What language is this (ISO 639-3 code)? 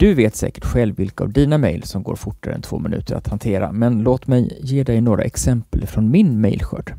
swe